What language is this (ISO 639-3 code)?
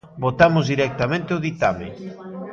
glg